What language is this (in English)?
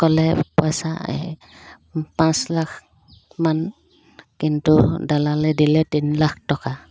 Assamese